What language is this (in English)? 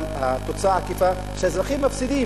Hebrew